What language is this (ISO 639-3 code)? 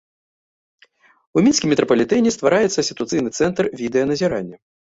bel